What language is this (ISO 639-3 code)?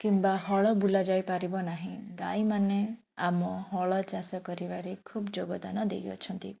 ori